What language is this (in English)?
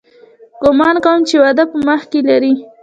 Pashto